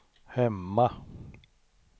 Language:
Swedish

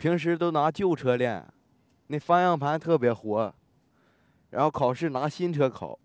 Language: Chinese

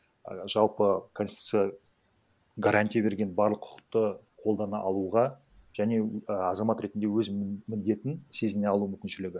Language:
Kazakh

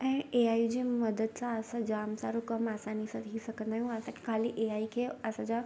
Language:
Sindhi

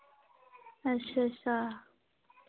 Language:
Dogri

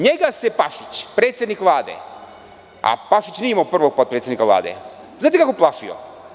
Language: Serbian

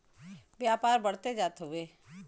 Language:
Bhojpuri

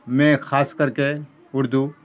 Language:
Urdu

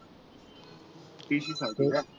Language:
Marathi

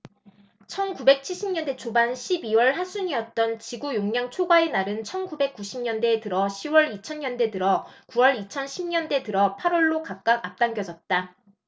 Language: Korean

